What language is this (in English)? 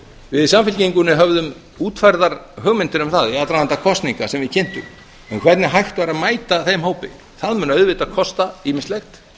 Icelandic